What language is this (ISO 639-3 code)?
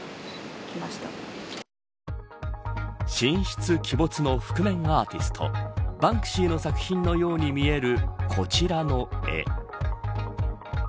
jpn